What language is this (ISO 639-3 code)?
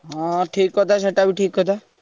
ori